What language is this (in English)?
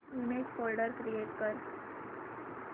Marathi